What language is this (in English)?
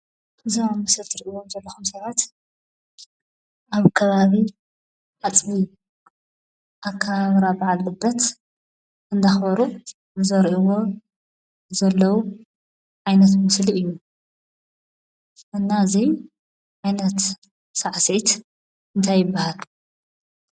Tigrinya